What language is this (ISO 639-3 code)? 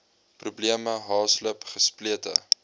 afr